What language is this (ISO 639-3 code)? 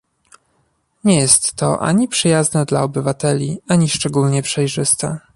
pol